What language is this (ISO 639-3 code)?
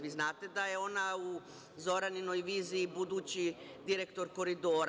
srp